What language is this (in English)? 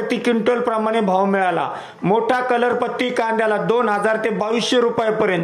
Romanian